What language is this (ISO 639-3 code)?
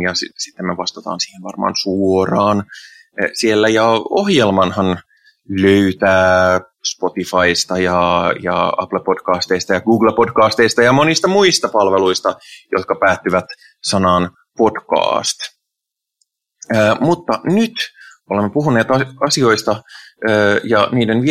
fin